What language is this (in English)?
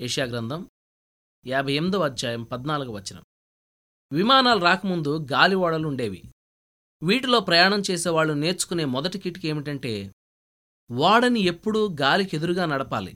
Telugu